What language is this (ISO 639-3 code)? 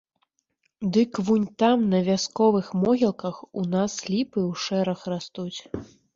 bel